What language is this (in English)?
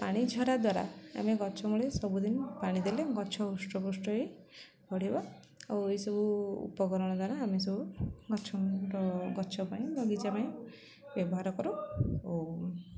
Odia